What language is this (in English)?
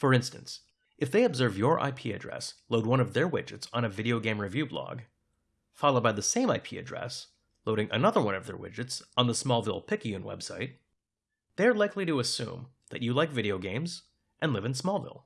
English